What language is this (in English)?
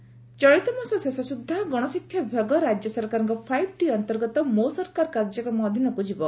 Odia